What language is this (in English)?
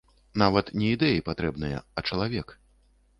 Belarusian